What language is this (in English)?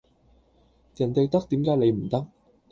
Cantonese